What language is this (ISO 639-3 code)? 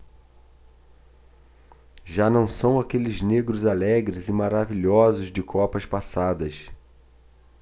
por